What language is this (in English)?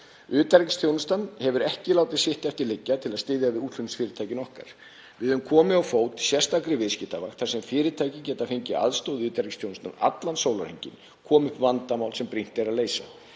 Icelandic